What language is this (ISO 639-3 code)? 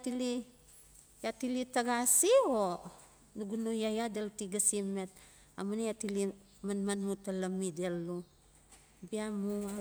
ncf